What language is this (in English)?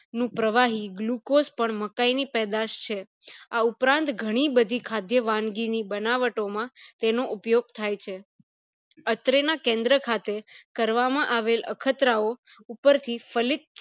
Gujarati